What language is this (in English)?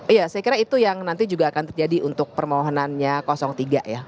Indonesian